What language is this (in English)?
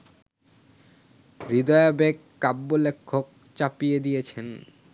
Bangla